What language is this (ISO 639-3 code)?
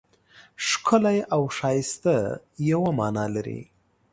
pus